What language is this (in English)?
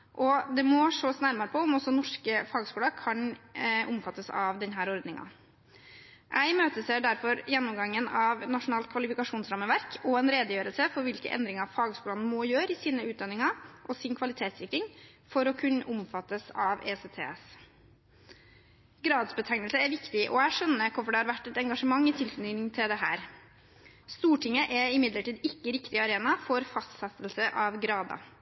Norwegian Bokmål